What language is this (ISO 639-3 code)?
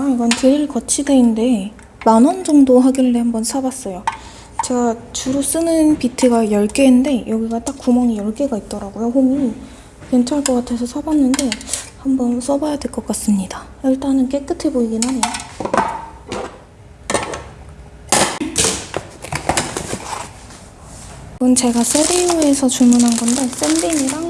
kor